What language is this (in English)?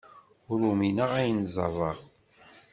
Kabyle